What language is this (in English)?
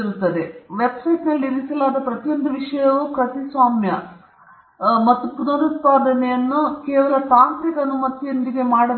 Kannada